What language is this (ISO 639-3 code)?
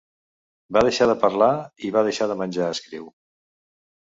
cat